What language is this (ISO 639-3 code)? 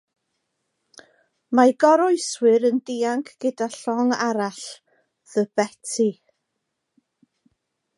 cym